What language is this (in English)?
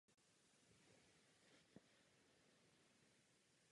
Czech